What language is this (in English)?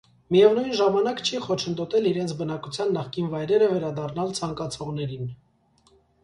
Armenian